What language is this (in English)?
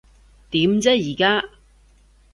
Cantonese